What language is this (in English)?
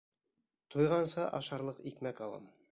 Bashkir